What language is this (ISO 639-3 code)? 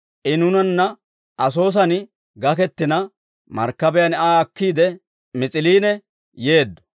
dwr